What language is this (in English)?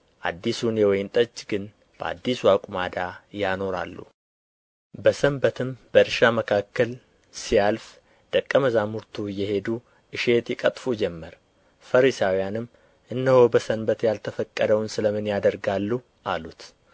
Amharic